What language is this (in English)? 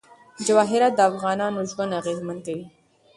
Pashto